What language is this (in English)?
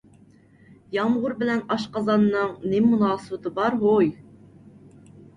Uyghur